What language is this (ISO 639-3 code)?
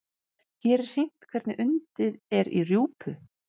isl